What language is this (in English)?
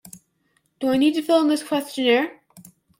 English